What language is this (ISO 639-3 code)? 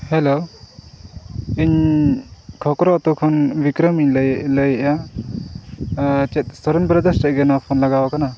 sat